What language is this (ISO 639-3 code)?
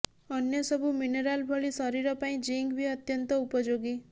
ori